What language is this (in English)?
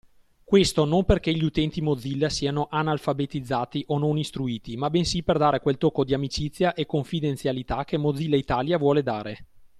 Italian